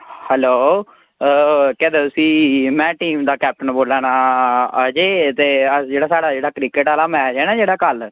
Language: Dogri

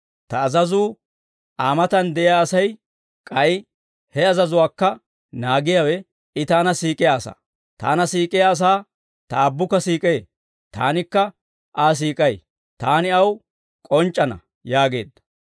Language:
Dawro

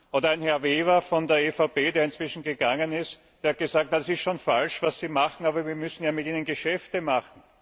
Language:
German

